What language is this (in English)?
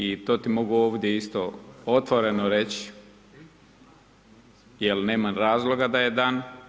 Croatian